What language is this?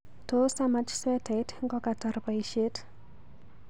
Kalenjin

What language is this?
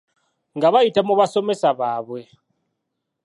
Ganda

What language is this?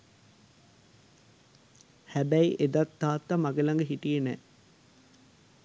Sinhala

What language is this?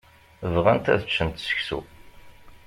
Kabyle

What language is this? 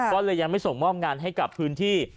Thai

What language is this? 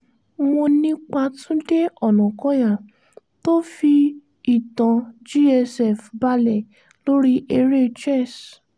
Yoruba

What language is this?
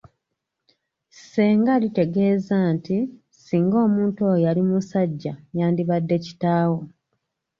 Ganda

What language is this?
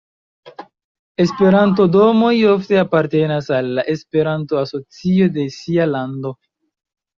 Esperanto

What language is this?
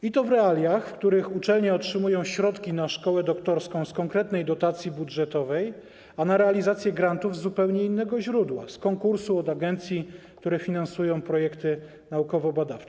Polish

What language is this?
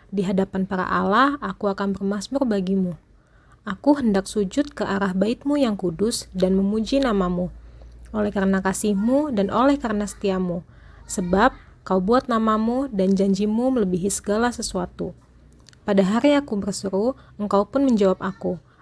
Indonesian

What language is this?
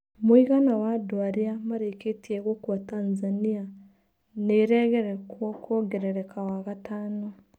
Kikuyu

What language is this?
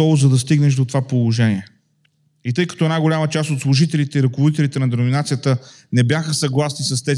Bulgarian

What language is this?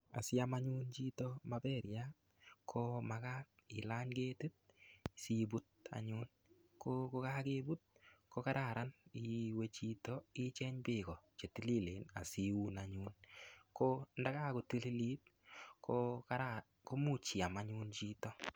Kalenjin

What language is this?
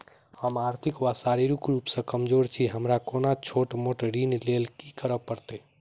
Maithili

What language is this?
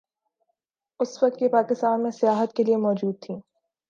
Urdu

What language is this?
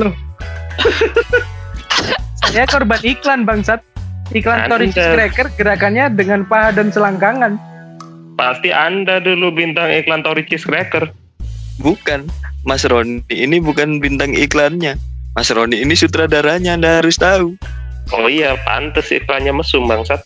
Indonesian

